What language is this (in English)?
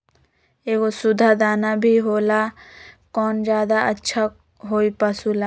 Magahi